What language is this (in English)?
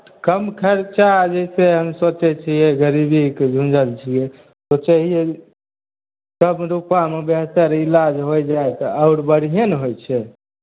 Maithili